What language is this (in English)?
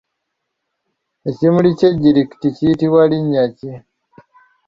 Ganda